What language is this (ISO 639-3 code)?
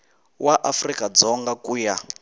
tso